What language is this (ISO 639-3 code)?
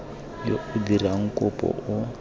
tsn